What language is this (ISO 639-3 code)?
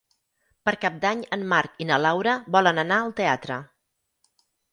cat